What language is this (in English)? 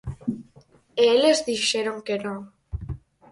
Galician